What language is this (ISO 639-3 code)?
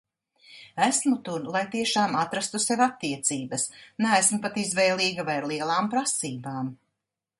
lav